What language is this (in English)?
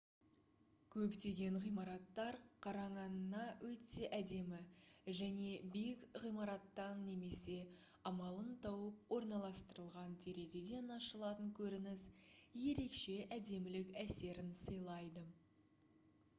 Kazakh